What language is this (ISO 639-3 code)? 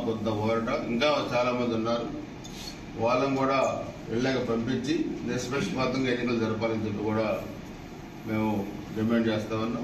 tel